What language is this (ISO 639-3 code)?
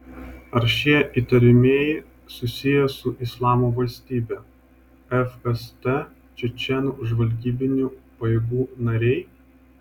lit